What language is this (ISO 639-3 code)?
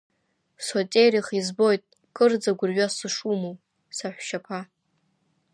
abk